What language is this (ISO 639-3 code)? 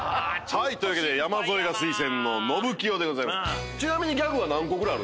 jpn